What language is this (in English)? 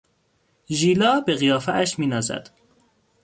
Persian